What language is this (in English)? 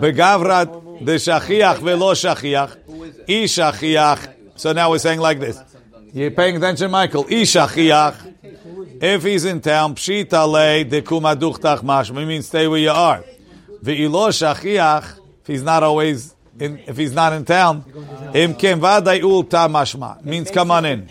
English